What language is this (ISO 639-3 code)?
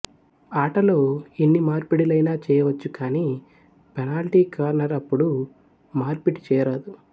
tel